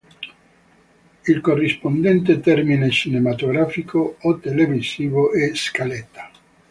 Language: Italian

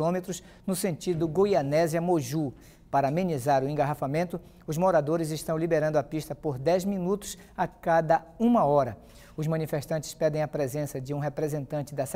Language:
Portuguese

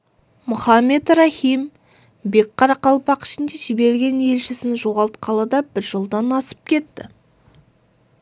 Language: Kazakh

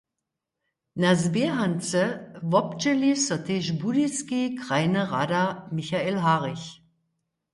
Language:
Upper Sorbian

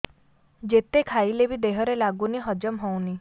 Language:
Odia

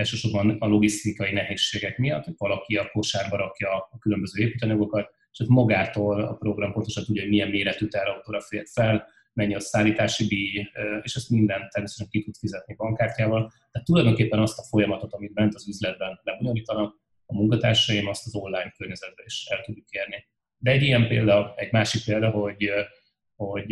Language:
Hungarian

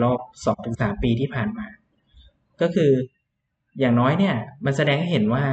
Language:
Thai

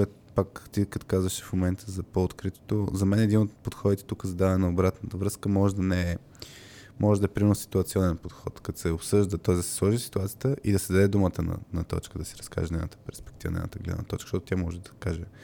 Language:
Bulgarian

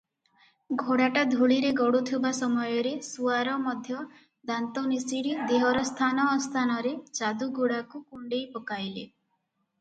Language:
Odia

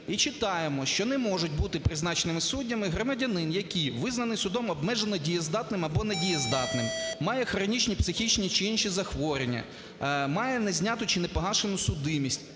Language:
Ukrainian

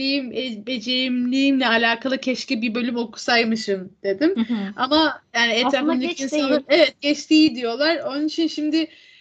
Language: Turkish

